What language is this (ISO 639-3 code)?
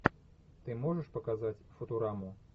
rus